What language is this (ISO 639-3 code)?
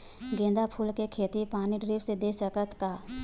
hne